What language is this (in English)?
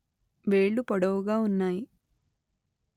Telugu